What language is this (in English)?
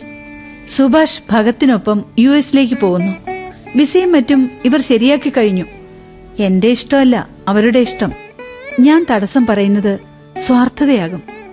Malayalam